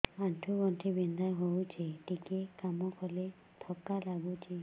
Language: Odia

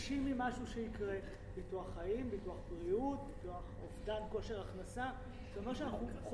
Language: Hebrew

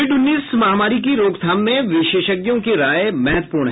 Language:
Hindi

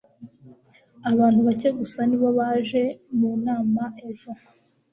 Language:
Kinyarwanda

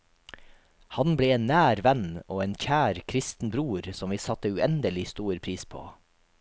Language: Norwegian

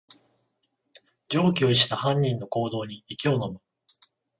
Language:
Japanese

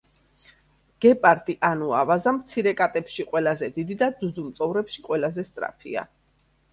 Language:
Georgian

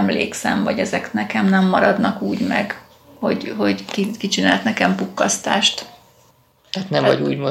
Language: Hungarian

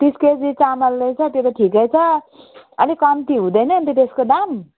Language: Nepali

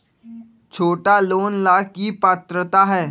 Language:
Magahi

